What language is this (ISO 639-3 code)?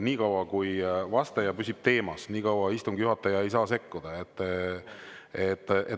est